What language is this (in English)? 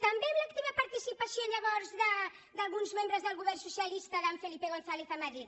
Catalan